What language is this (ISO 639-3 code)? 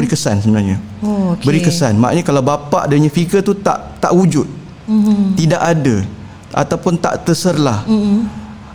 msa